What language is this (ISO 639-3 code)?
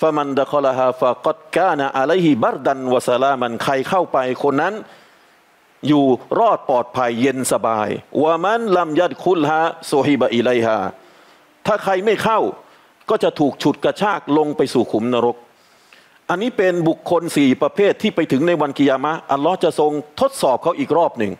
tha